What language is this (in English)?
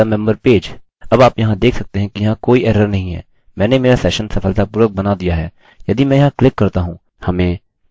Hindi